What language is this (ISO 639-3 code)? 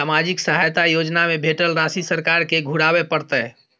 mai